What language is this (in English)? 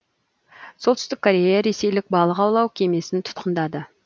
Kazakh